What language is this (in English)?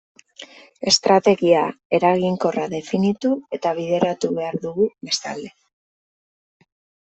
Basque